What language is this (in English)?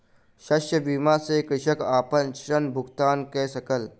Maithili